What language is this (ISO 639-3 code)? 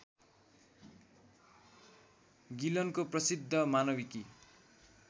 nep